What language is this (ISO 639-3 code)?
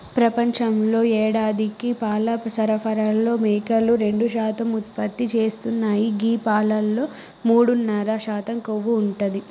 tel